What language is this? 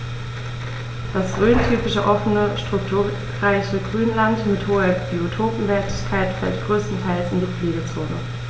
German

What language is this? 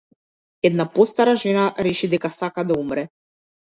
Macedonian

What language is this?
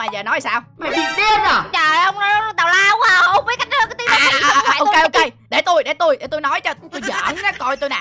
Vietnamese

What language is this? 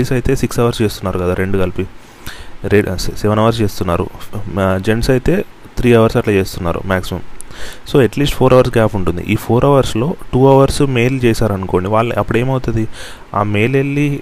Telugu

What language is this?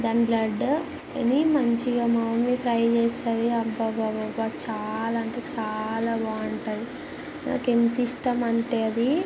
Telugu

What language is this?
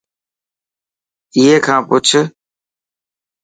Dhatki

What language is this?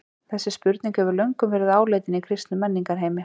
Icelandic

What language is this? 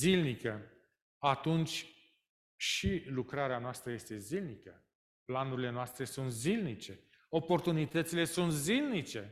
Romanian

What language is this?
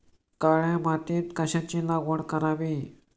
Marathi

